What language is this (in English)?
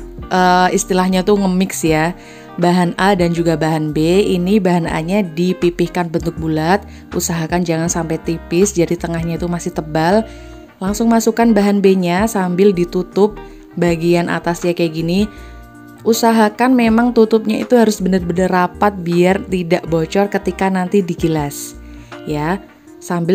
Indonesian